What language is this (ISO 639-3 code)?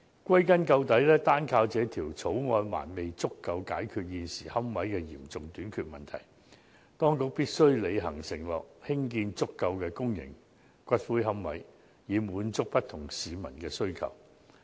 yue